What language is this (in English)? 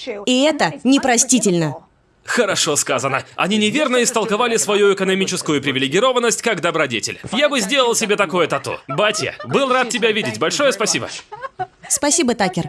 Russian